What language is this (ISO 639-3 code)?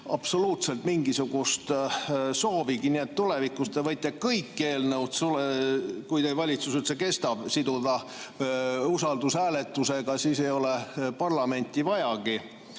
est